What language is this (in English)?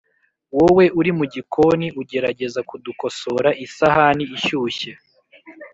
Kinyarwanda